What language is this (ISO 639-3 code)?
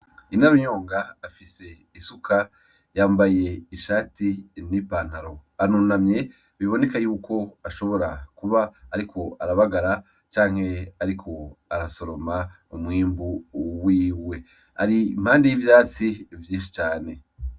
run